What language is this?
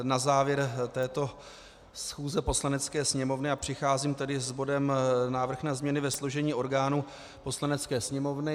Czech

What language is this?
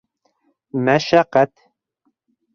Bashkir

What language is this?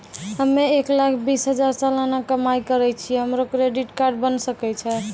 Maithili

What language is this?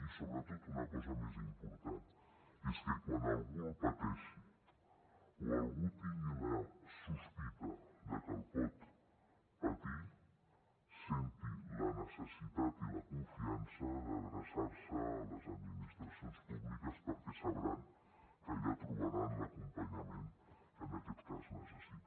Catalan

